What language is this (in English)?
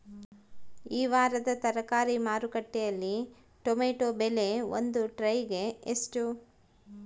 Kannada